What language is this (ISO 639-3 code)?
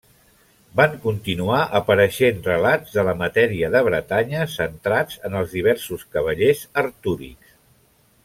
cat